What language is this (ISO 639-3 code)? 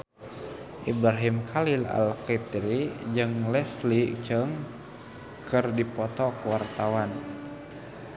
sun